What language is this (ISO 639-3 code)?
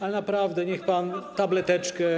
pol